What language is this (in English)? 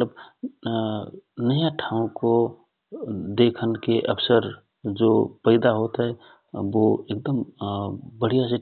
Rana Tharu